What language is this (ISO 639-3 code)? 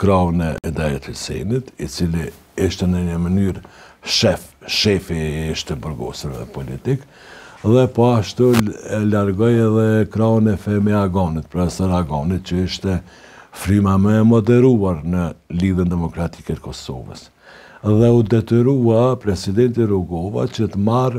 ron